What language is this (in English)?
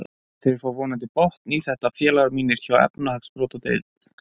Icelandic